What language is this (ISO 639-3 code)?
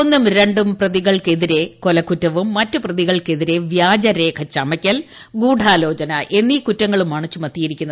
mal